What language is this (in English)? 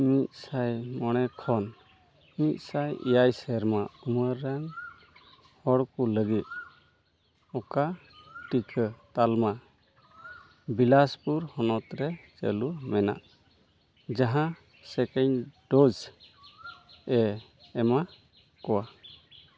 Santali